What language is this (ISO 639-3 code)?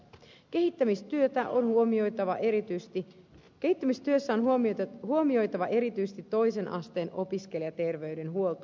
fin